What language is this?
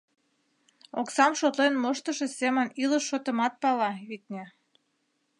Mari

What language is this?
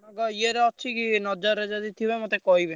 Odia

